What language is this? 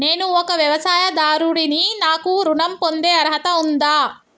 Telugu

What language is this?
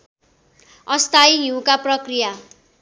Nepali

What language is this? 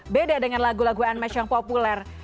Indonesian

